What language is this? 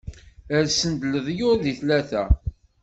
Kabyle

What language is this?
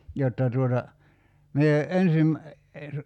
Finnish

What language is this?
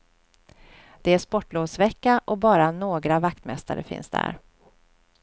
Swedish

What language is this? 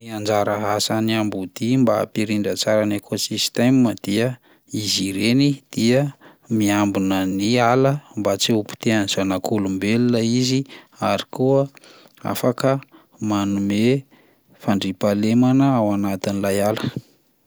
Malagasy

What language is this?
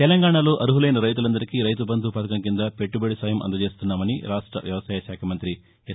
Telugu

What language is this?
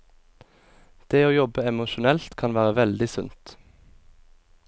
Norwegian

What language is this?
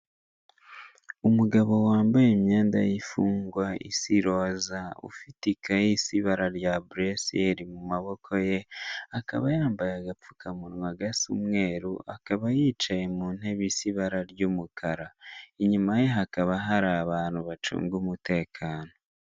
Kinyarwanda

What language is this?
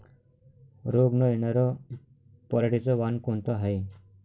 Marathi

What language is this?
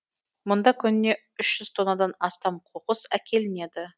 Kazakh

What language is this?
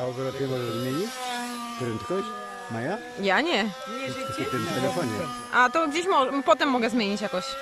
Polish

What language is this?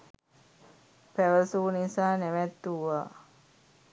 Sinhala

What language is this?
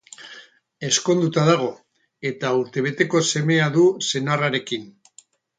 Basque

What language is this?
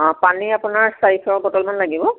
Assamese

